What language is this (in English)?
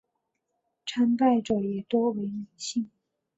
Chinese